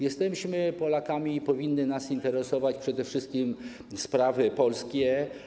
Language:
Polish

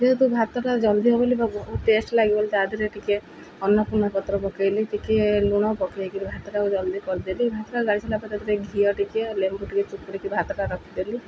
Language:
Odia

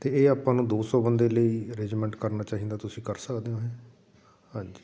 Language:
Punjabi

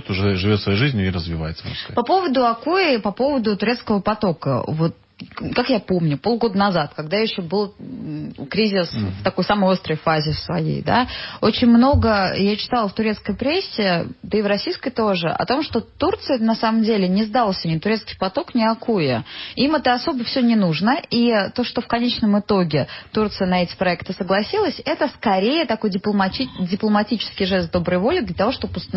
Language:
Russian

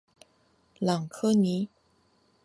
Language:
Chinese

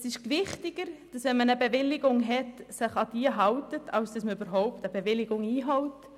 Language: Swiss German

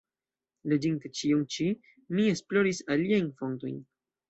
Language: Esperanto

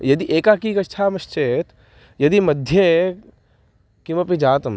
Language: Sanskrit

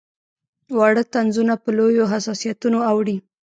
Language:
Pashto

